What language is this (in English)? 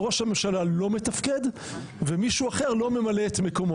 Hebrew